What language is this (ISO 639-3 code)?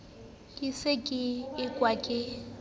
sot